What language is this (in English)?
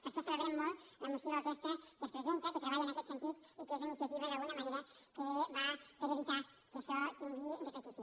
Catalan